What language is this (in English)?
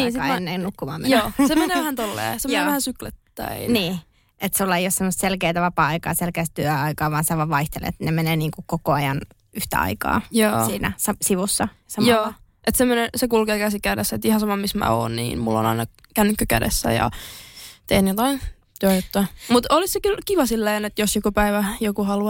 Finnish